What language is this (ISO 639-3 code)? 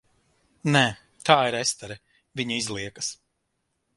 lav